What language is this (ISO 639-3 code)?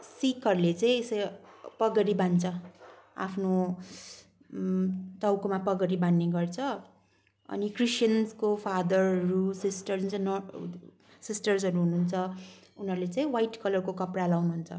nep